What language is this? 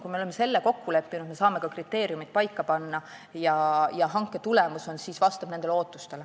Estonian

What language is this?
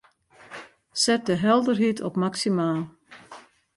Western Frisian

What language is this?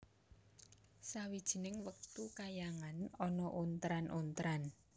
Javanese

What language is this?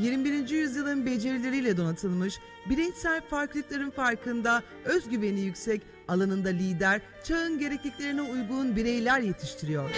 Turkish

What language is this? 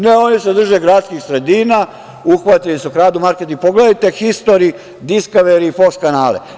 Serbian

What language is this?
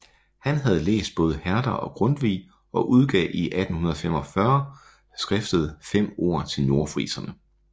Danish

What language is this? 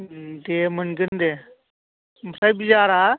Bodo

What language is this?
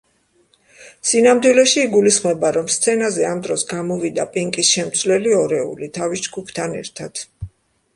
Georgian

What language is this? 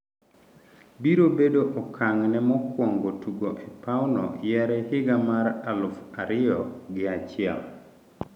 Luo (Kenya and Tanzania)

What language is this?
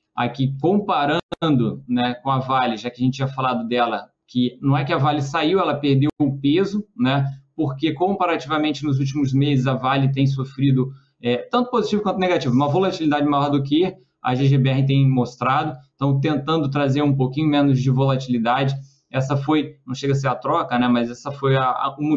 Portuguese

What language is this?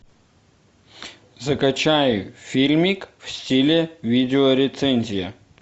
Russian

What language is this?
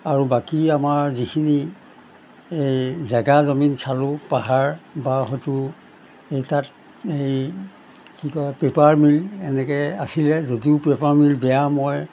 Assamese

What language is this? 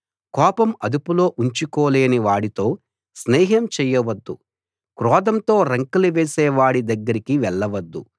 Telugu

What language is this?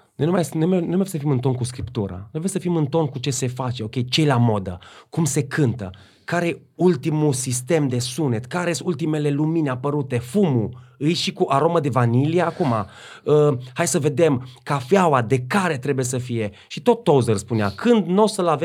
Romanian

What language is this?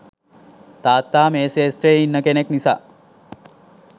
Sinhala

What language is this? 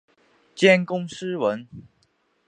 Chinese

